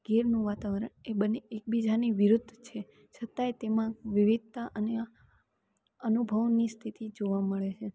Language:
Gujarati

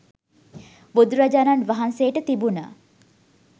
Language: Sinhala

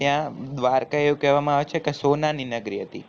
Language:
Gujarati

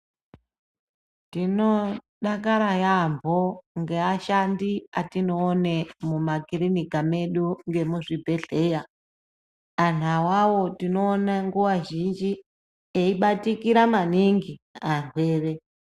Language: Ndau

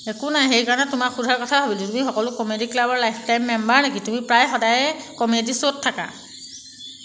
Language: Assamese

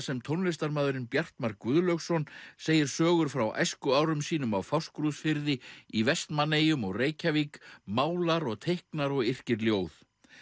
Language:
Icelandic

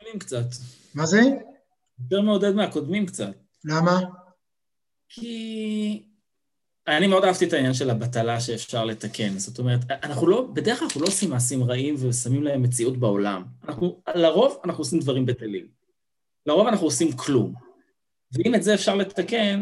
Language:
Hebrew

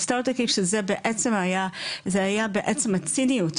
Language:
Hebrew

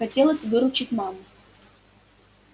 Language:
Russian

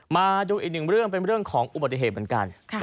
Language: Thai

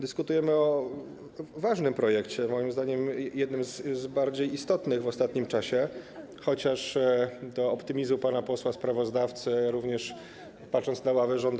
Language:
Polish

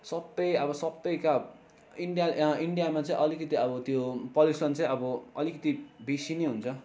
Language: Nepali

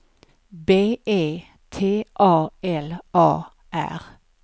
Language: Swedish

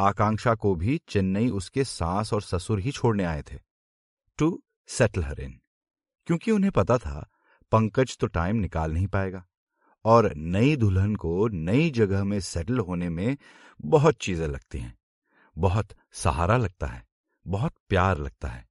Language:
Hindi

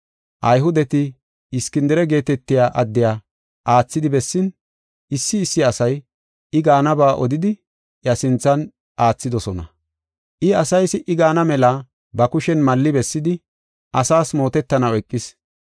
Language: Gofa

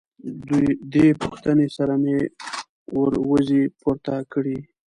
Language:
Pashto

